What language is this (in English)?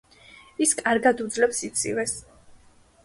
Georgian